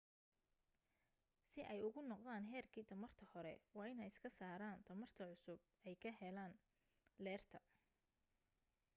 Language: Somali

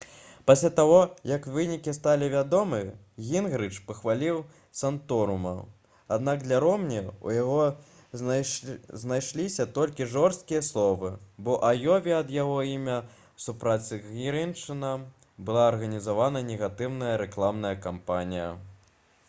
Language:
Belarusian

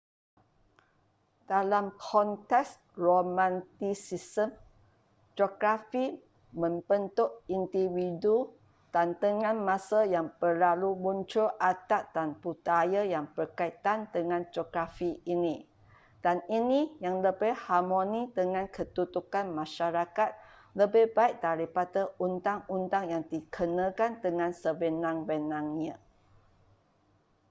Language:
Malay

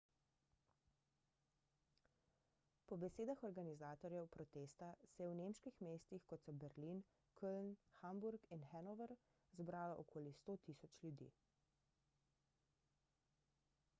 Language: Slovenian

